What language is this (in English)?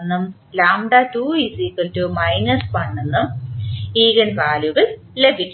Malayalam